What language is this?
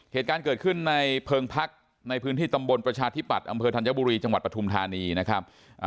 Thai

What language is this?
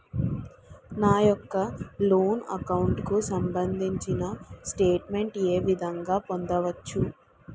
Telugu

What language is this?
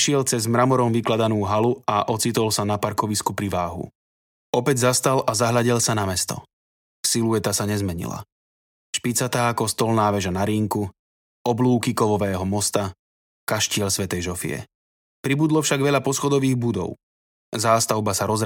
Slovak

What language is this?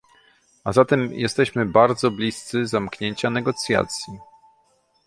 Polish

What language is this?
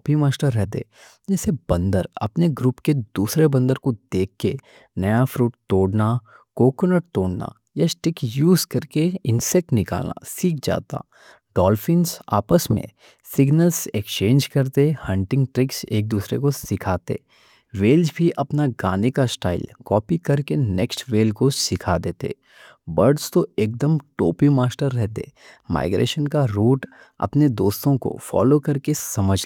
Deccan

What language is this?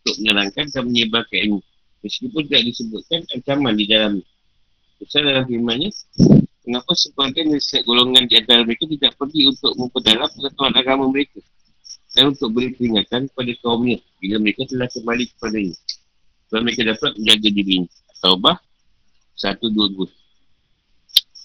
Malay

